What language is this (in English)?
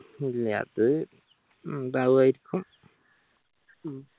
Malayalam